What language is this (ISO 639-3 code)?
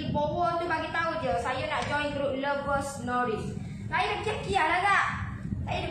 msa